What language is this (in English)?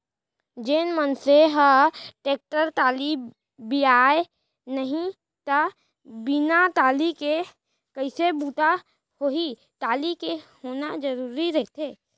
Chhattisgarhi